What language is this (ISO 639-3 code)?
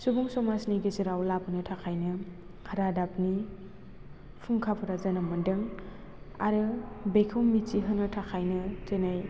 brx